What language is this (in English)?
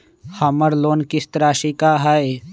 Magahi